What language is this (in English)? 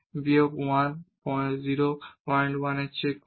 Bangla